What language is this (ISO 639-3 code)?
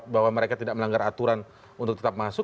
ind